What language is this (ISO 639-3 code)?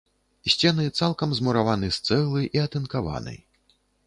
bel